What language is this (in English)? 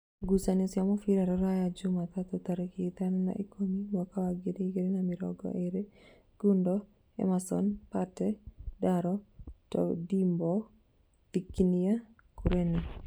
Kikuyu